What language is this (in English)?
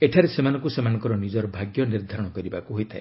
Odia